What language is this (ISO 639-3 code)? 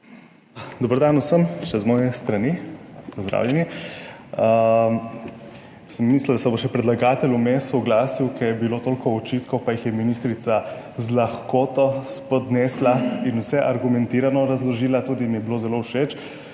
slv